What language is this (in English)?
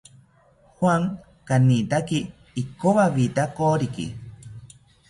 South Ucayali Ashéninka